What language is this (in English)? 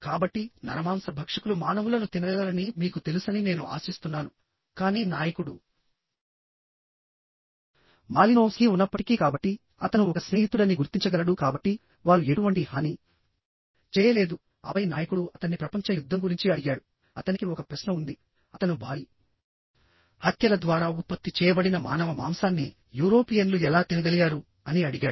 Telugu